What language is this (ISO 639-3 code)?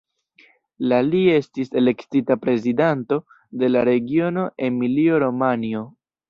epo